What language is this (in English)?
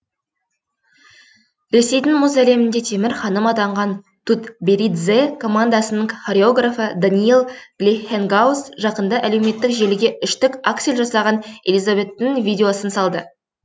Kazakh